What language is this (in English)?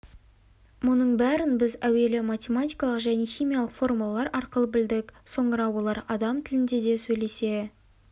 Kazakh